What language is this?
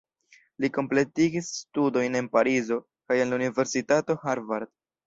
Esperanto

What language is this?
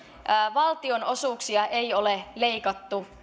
Finnish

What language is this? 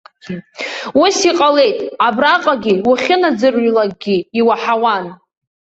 Abkhazian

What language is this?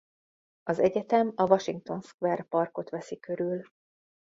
Hungarian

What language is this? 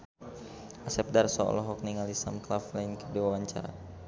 Sundanese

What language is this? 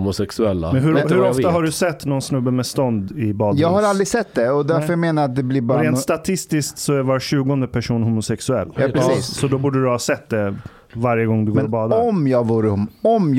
Swedish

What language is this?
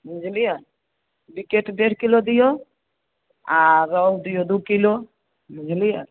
Maithili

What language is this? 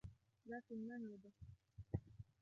Arabic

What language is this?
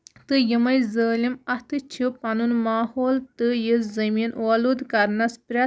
Kashmiri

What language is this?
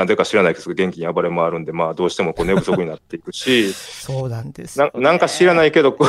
Japanese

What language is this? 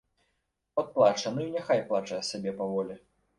Belarusian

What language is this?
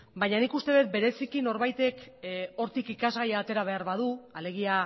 Basque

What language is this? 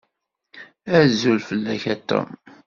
Kabyle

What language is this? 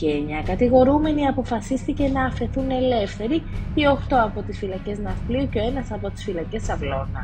Greek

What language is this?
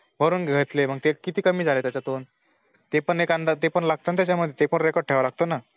Marathi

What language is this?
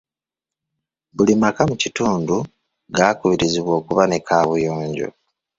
Ganda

